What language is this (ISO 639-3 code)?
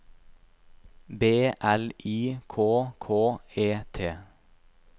nor